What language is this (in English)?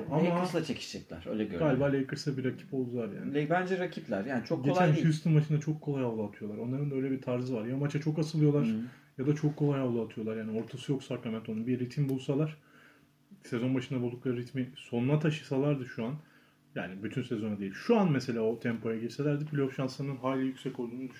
Turkish